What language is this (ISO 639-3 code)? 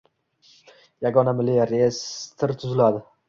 uzb